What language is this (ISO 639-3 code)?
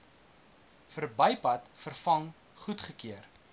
afr